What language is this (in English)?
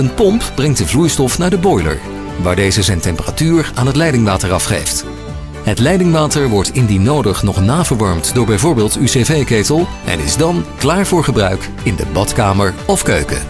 Dutch